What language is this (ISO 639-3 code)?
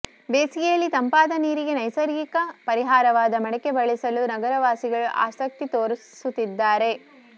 kan